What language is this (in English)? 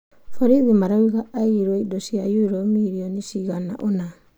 Kikuyu